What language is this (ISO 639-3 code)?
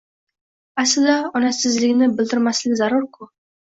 uzb